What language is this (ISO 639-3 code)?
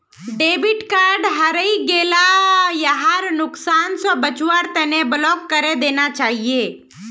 mag